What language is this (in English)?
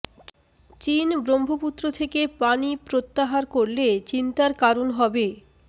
Bangla